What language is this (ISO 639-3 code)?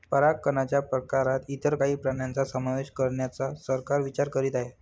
mar